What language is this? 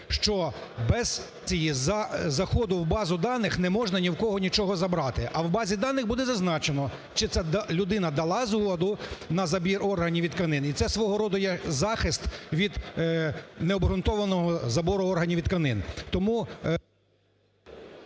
Ukrainian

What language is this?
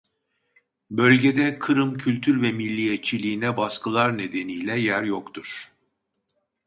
Turkish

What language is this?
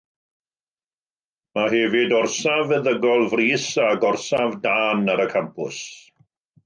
Welsh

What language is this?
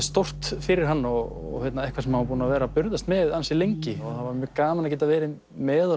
Icelandic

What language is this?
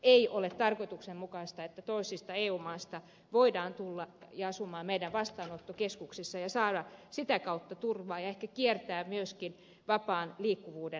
Finnish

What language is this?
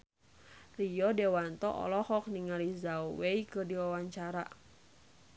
Sundanese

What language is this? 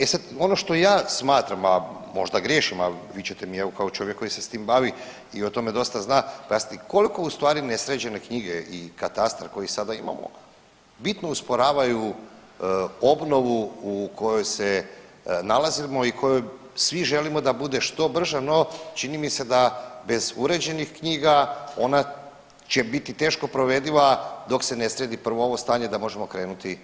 Croatian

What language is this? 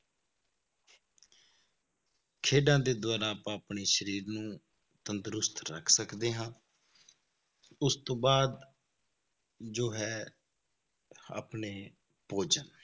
Punjabi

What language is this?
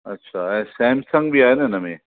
Sindhi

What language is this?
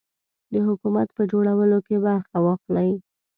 Pashto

